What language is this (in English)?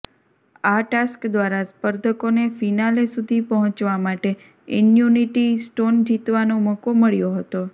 Gujarati